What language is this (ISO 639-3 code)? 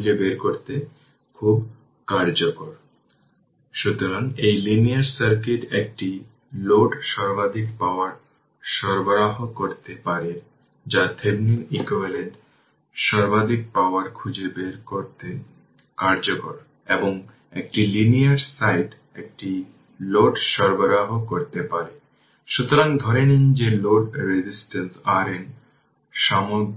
ben